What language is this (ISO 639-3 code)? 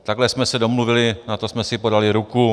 ces